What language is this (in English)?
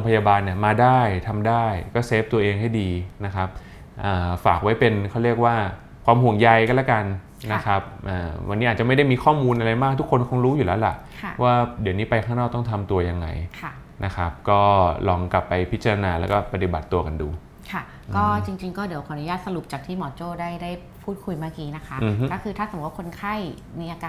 Thai